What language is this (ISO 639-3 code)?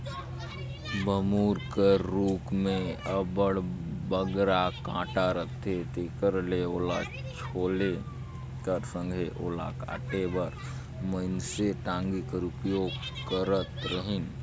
hne